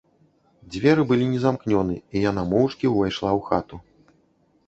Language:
Belarusian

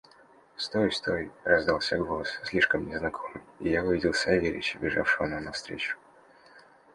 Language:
Russian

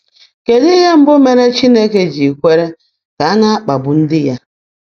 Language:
Igbo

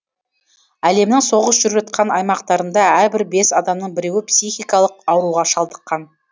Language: Kazakh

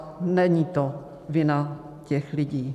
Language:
Czech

